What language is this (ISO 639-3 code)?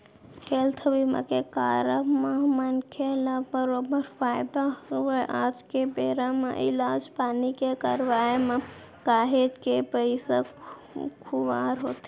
hne